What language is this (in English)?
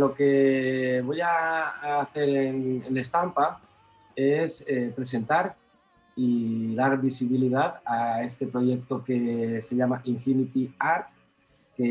Spanish